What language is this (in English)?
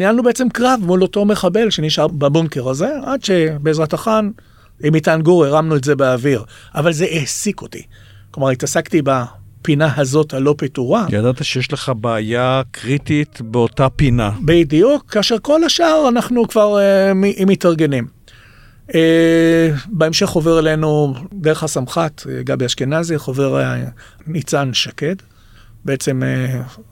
Hebrew